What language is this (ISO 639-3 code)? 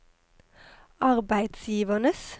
nor